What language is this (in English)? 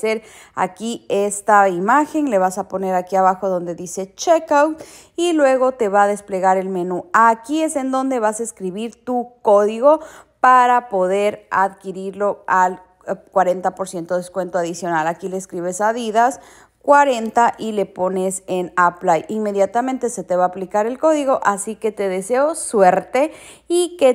Spanish